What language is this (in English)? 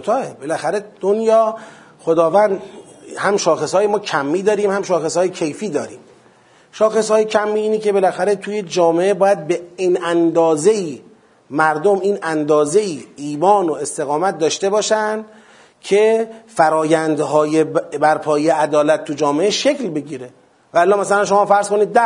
Persian